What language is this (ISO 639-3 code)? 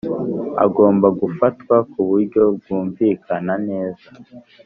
kin